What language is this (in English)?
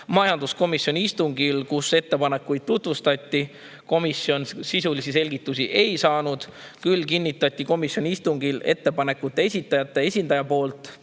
Estonian